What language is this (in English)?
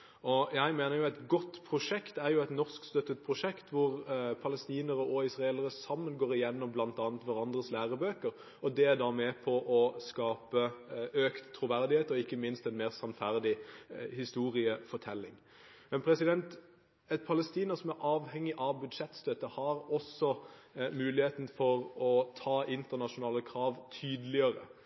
Norwegian Bokmål